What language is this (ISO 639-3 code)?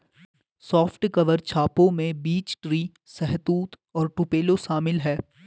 hin